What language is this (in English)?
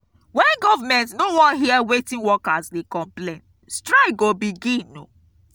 Nigerian Pidgin